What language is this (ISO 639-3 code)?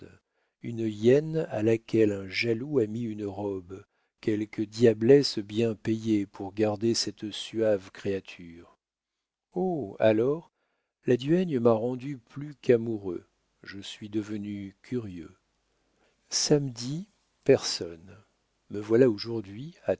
fra